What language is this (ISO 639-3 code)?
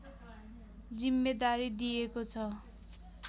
nep